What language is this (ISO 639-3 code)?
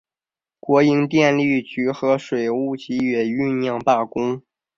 zho